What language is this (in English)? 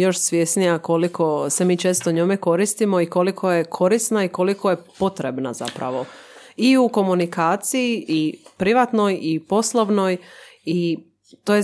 Croatian